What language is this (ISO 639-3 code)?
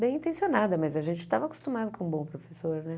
por